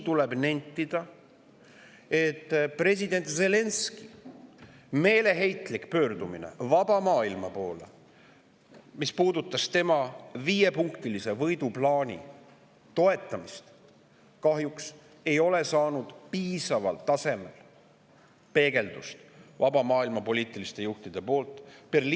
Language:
Estonian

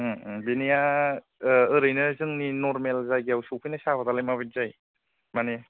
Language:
Bodo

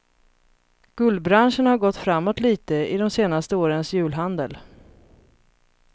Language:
Swedish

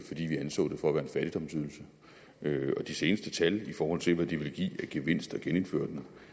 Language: Danish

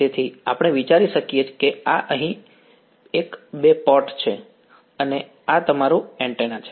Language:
Gujarati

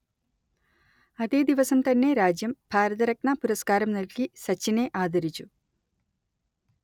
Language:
Malayalam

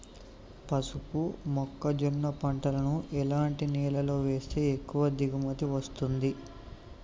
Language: Telugu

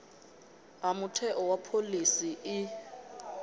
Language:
Venda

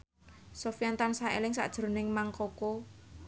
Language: Javanese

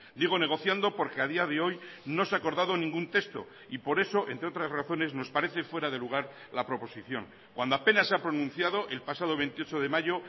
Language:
Spanish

